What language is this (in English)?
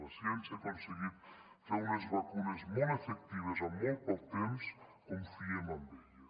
Catalan